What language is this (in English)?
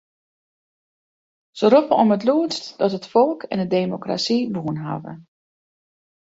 Western Frisian